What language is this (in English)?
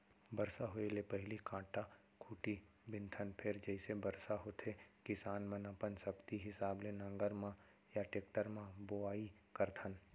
Chhattisgarhi